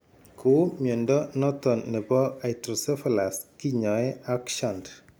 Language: Kalenjin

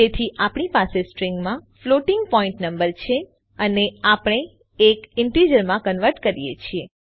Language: Gujarati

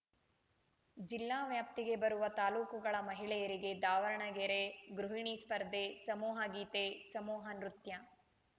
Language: Kannada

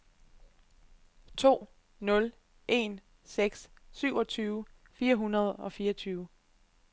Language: Danish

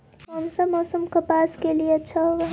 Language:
Magahi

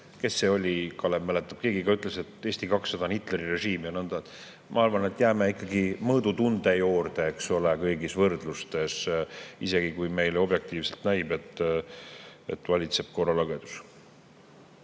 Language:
Estonian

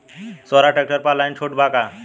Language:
Bhojpuri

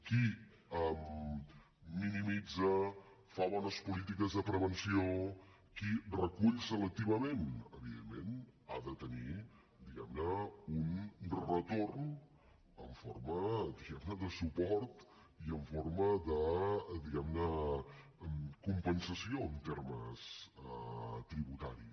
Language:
Catalan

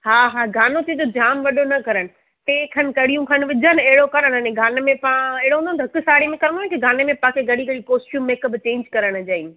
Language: Sindhi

